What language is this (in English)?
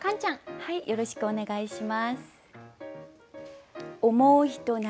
Japanese